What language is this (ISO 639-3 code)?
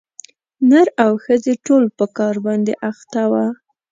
pus